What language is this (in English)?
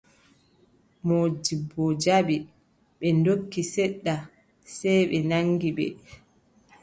Adamawa Fulfulde